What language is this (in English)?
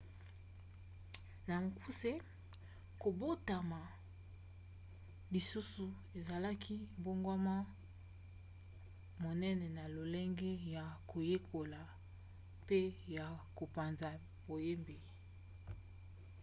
Lingala